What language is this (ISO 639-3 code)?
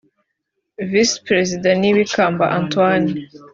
kin